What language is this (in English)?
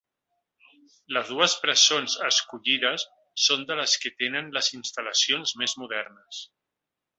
Catalan